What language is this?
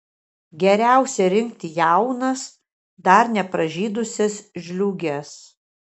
Lithuanian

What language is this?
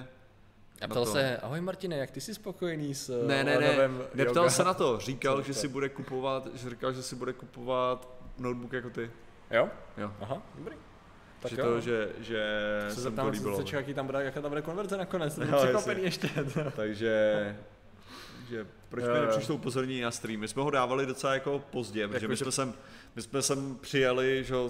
Czech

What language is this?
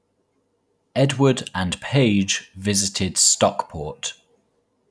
English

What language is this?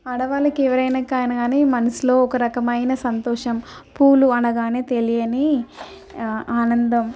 Telugu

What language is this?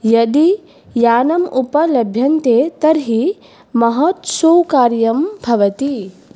Sanskrit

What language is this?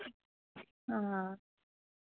Dogri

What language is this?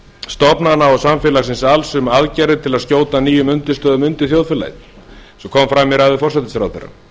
Icelandic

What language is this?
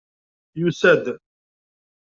Kabyle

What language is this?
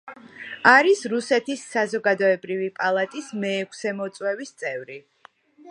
Georgian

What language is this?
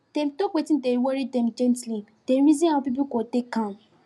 Nigerian Pidgin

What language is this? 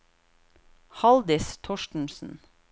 Norwegian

